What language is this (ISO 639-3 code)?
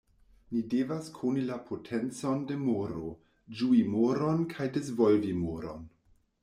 epo